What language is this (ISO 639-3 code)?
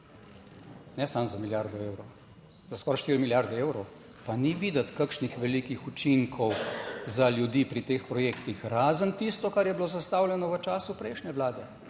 slv